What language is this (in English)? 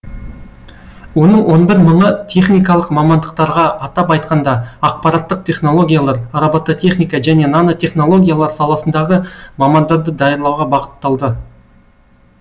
Kazakh